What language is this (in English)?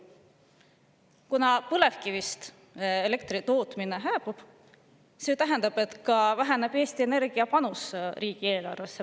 Estonian